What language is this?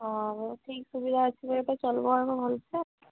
Odia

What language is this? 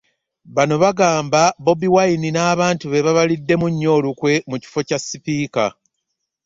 Ganda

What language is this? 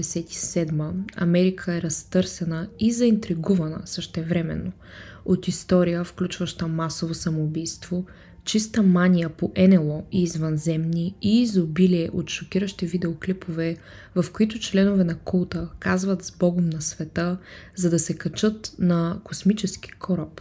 Bulgarian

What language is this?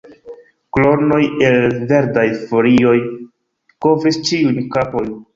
Esperanto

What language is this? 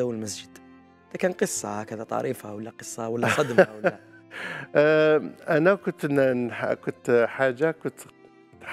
Arabic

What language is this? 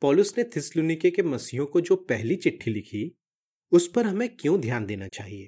Hindi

